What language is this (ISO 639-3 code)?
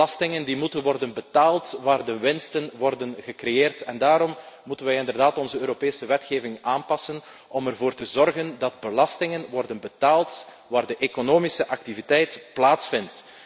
nld